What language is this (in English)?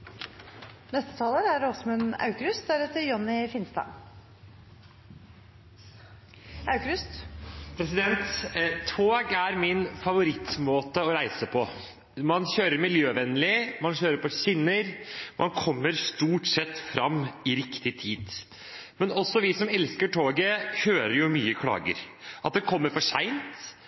Norwegian Bokmål